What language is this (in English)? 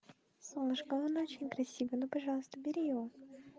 Russian